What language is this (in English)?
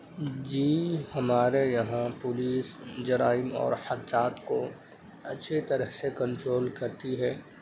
Urdu